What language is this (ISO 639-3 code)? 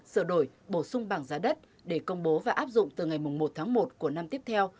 vie